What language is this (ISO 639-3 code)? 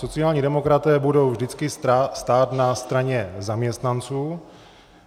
ces